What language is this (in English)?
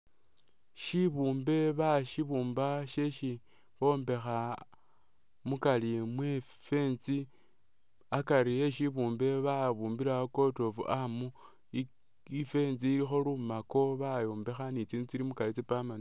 Masaaba